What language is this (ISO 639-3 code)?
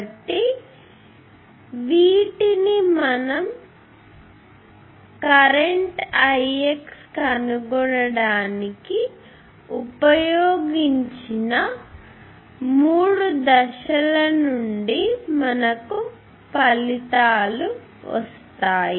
tel